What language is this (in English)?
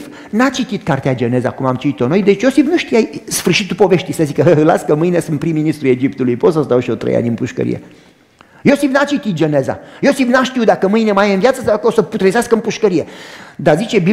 Romanian